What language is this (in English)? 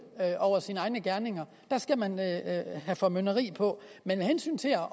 Danish